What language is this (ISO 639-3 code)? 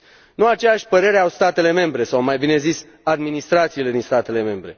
ron